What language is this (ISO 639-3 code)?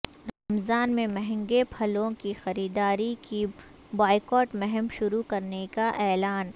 urd